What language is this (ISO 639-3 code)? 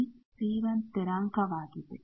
kan